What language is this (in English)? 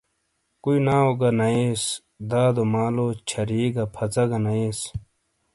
Shina